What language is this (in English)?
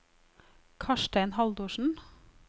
Norwegian